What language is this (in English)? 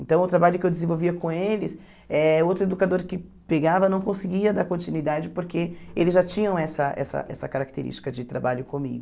Portuguese